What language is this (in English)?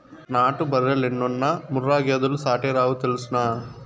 Telugu